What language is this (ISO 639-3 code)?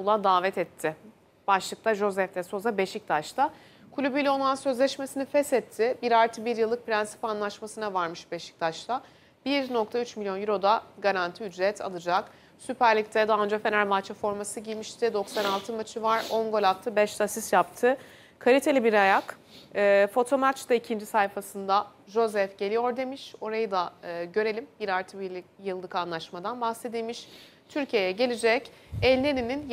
tur